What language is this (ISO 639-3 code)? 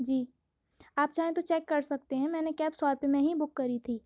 urd